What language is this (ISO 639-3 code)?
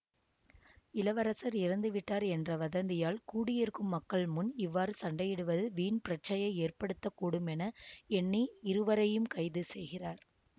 tam